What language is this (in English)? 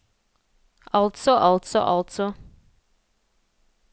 Norwegian